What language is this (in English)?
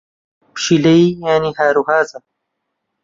Central Kurdish